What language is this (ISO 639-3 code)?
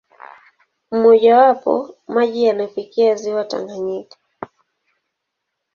swa